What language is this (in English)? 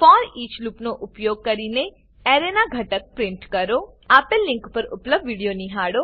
Gujarati